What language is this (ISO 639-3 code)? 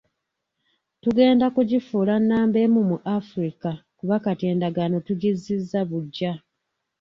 lug